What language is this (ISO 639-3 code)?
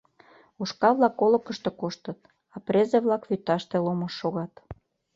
chm